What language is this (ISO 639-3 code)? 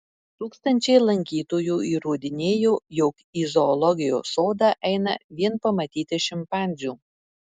lit